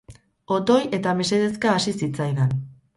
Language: Basque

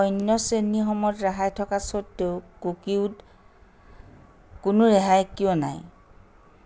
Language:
Assamese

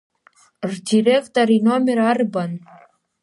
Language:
Abkhazian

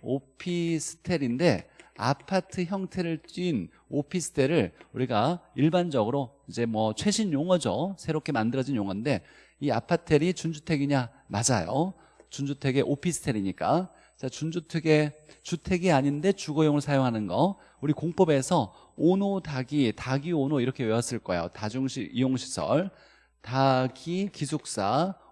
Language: Korean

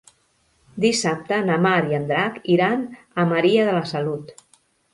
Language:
Catalan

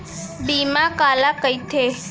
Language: Chhattisgarhi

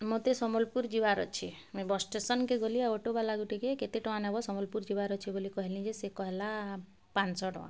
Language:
Odia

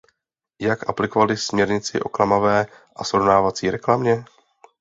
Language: Czech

